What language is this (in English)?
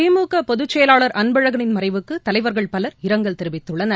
Tamil